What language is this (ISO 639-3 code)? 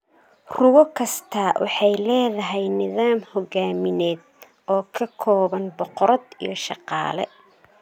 som